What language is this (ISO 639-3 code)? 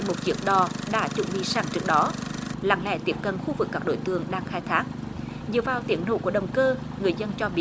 vie